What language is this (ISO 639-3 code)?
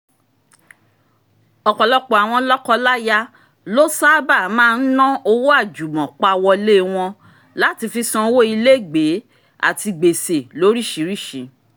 yor